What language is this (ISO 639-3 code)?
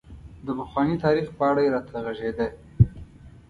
pus